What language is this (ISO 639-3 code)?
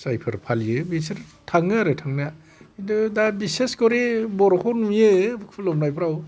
brx